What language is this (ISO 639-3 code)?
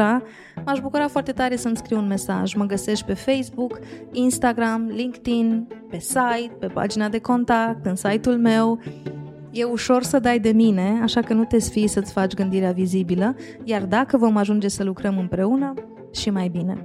ron